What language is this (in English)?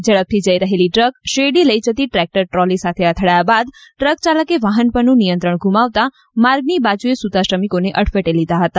Gujarati